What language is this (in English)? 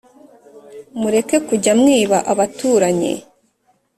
Kinyarwanda